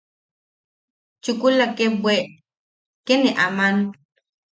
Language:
Yaqui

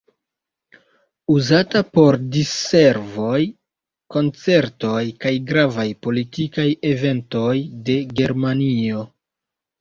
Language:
Esperanto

